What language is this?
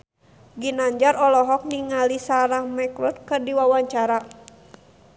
Sundanese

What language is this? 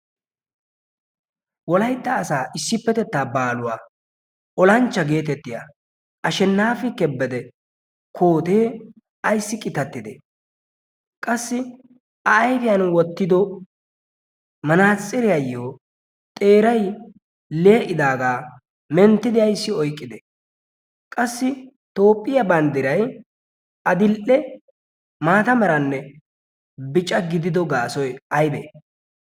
Wolaytta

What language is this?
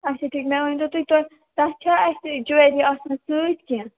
Kashmiri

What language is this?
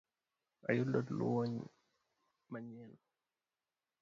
Luo (Kenya and Tanzania)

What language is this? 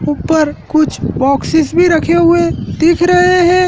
Hindi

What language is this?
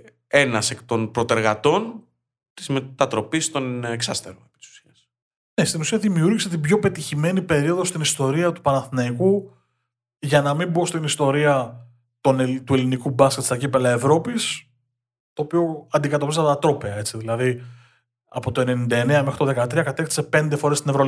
Greek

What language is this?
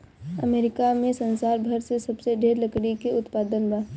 Bhojpuri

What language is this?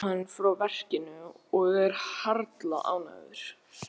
Icelandic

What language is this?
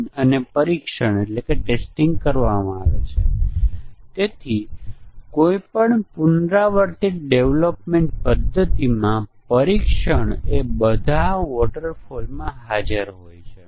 Gujarati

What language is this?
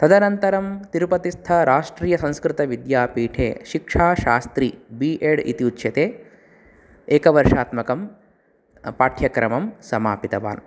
Sanskrit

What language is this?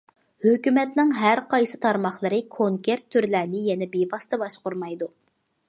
Uyghur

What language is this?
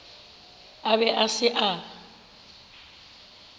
Northern Sotho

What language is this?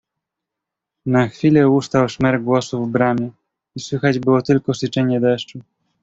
Polish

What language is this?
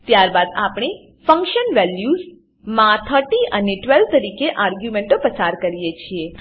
Gujarati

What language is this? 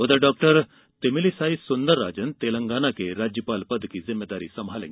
Hindi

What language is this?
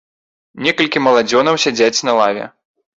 Belarusian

